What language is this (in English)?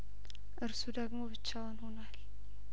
Amharic